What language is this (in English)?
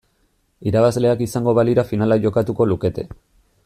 Basque